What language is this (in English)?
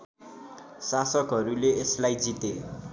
Nepali